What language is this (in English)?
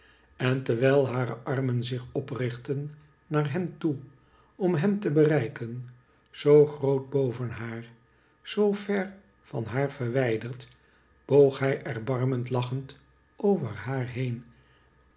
Dutch